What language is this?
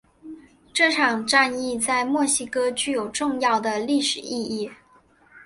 Chinese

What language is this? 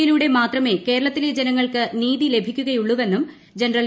Malayalam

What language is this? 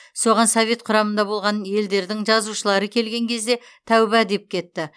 Kazakh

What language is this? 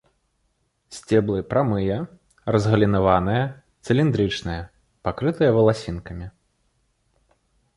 Belarusian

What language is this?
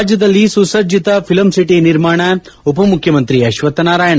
Kannada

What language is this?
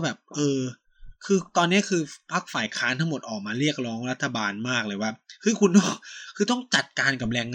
Thai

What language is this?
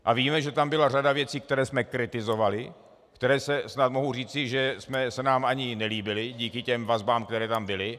Czech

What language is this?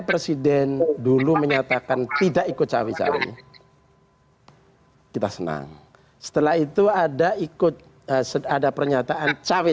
Indonesian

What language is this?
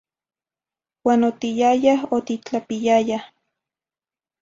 Zacatlán-Ahuacatlán-Tepetzintla Nahuatl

